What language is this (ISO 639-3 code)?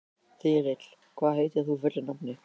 isl